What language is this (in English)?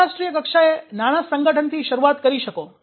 Gujarati